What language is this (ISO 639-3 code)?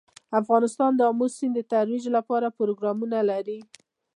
pus